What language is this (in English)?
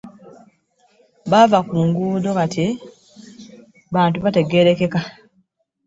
Ganda